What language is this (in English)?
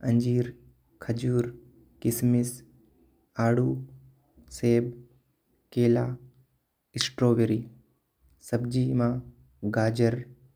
Korwa